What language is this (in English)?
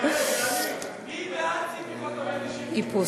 Hebrew